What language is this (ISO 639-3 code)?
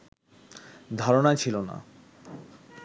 ben